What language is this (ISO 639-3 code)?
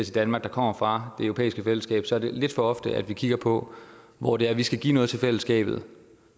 dan